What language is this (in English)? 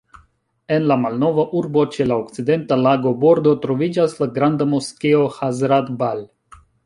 Esperanto